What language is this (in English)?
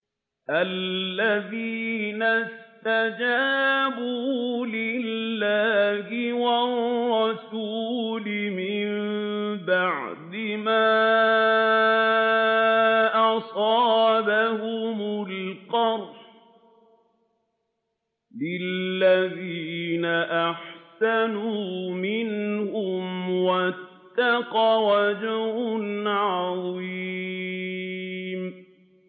Arabic